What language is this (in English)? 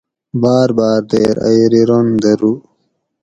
Gawri